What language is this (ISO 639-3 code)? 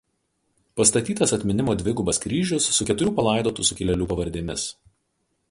lit